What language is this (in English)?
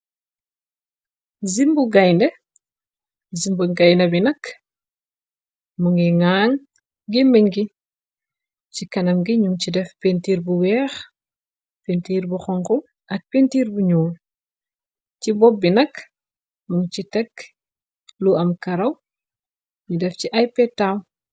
Wolof